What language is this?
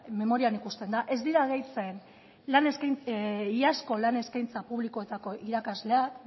Basque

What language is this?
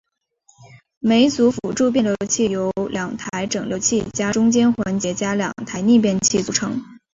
Chinese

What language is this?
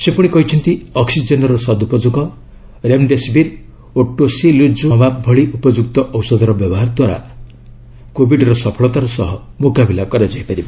Odia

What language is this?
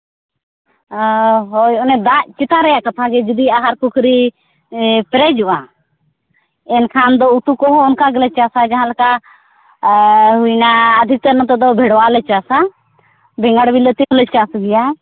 Santali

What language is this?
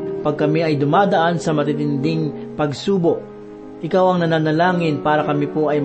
Filipino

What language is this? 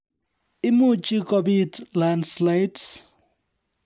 Kalenjin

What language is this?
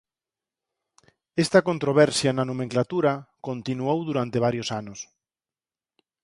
Galician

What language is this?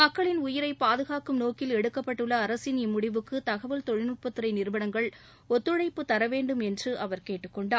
Tamil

